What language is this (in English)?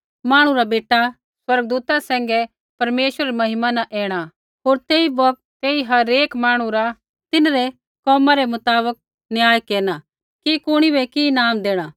Kullu Pahari